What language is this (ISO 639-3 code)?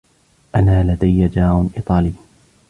ara